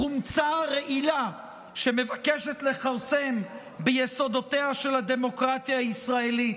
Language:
Hebrew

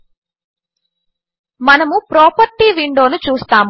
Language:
Telugu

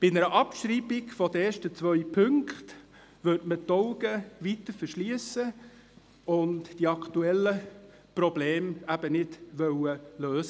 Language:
Swiss German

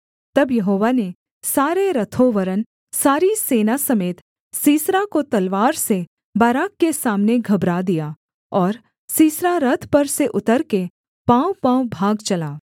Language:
Hindi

